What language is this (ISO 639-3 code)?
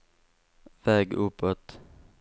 swe